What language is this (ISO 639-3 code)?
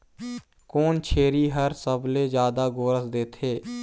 hne